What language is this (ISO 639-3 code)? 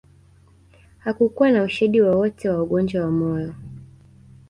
swa